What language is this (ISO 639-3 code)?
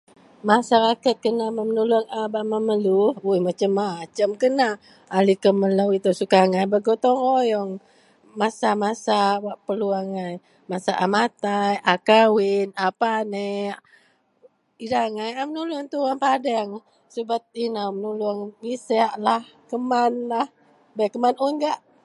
mel